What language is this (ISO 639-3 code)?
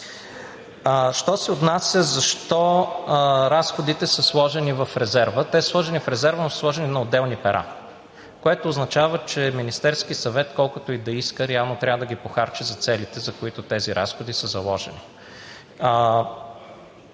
bul